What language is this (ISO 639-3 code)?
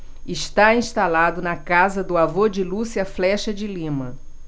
por